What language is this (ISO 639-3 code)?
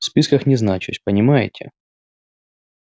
rus